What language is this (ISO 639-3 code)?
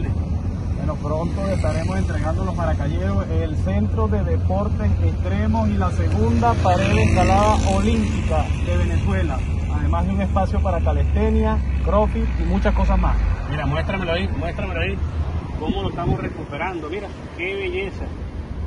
spa